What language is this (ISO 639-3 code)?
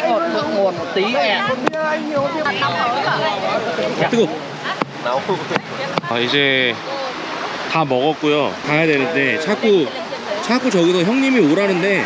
kor